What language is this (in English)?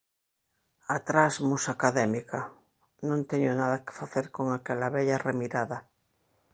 Galician